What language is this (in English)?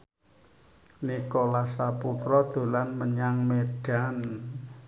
Javanese